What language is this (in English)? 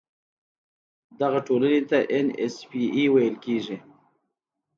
Pashto